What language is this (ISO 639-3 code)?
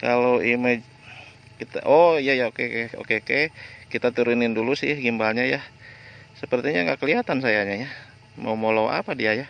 ind